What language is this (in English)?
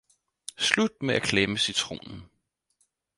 Danish